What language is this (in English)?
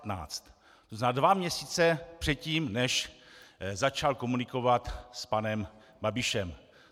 Czech